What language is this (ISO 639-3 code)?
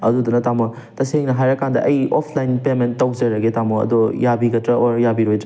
mni